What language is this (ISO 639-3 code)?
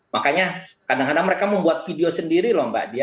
ind